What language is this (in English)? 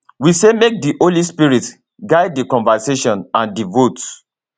Nigerian Pidgin